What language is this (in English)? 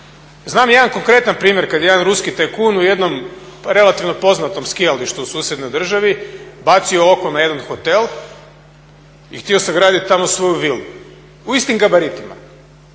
Croatian